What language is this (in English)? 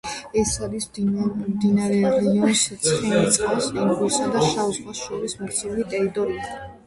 Georgian